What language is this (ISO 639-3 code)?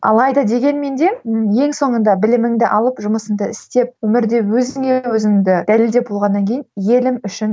kaz